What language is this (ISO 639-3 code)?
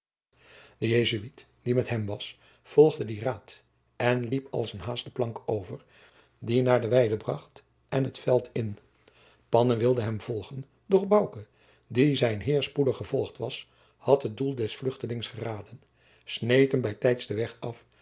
nld